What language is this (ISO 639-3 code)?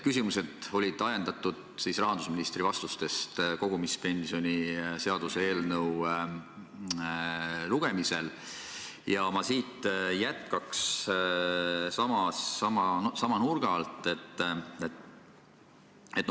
est